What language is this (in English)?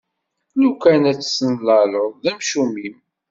Kabyle